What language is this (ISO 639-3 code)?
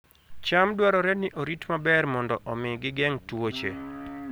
luo